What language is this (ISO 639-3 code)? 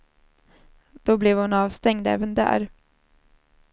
swe